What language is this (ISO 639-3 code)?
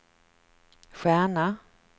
swe